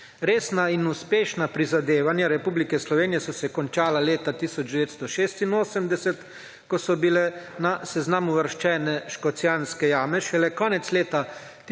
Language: Slovenian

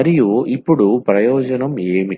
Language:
Telugu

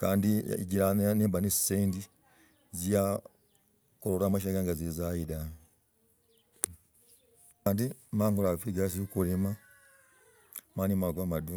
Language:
Logooli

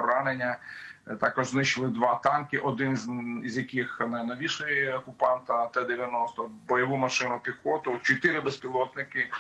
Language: Ukrainian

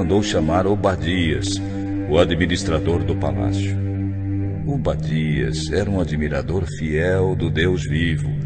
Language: Portuguese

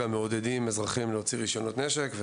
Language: Hebrew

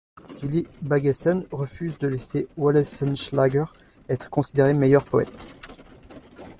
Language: French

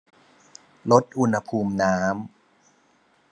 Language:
Thai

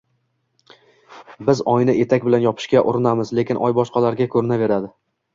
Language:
Uzbek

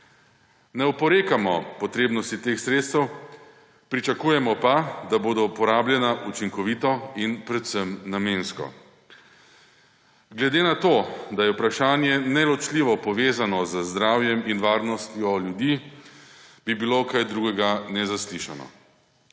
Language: Slovenian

